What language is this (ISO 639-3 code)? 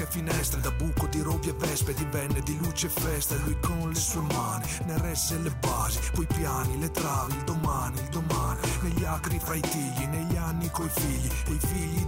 ita